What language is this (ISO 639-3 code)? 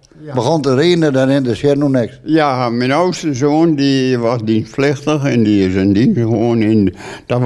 nld